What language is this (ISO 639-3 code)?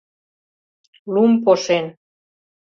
chm